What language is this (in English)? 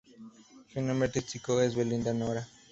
Spanish